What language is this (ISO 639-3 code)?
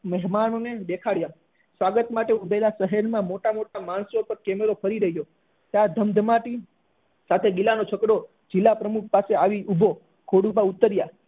guj